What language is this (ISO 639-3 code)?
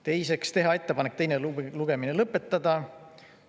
est